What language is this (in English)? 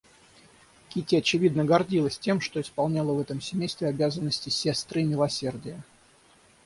Russian